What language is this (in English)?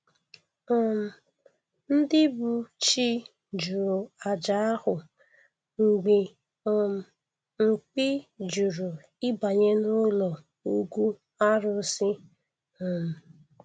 Igbo